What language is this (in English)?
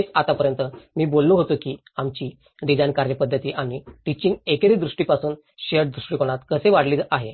Marathi